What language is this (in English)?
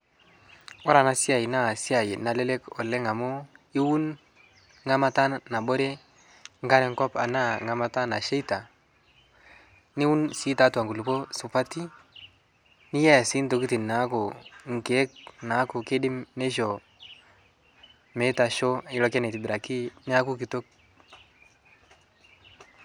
Masai